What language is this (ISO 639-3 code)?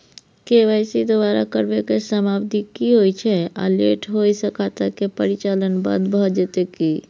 mai